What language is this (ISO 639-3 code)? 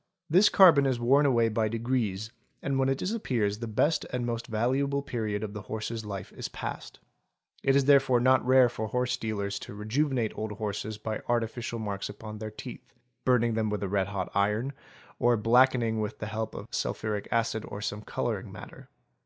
eng